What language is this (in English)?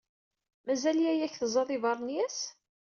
Kabyle